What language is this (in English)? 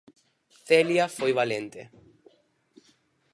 Galician